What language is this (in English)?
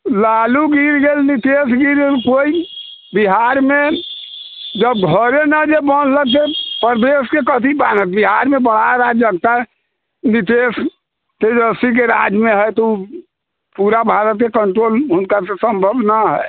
Maithili